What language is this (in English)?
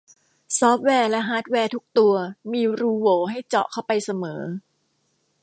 Thai